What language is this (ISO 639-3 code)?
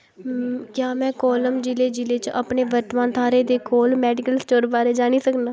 doi